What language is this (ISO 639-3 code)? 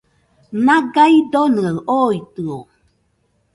hux